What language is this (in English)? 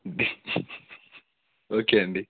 Telugu